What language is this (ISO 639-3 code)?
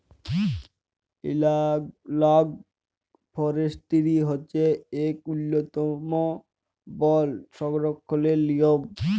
ben